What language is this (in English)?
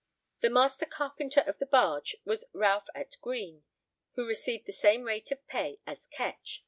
English